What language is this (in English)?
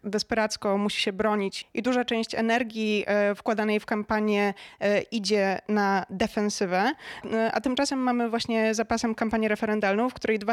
Polish